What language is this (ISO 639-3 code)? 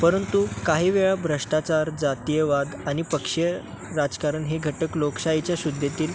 mar